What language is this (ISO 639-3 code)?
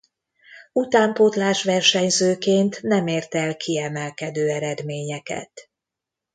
hun